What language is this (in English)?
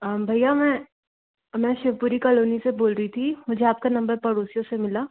Hindi